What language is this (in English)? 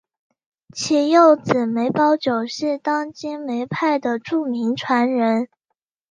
Chinese